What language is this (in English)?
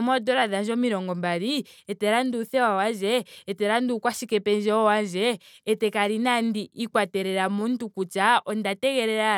Ndonga